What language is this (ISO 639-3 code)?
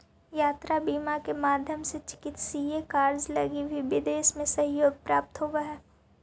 mag